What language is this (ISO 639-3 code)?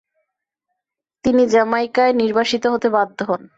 ben